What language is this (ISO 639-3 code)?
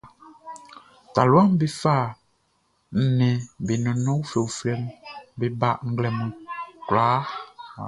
bci